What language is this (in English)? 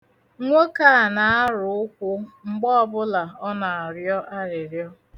Igbo